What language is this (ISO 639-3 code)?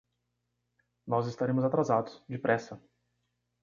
por